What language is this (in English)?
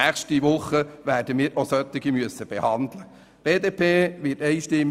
Swiss German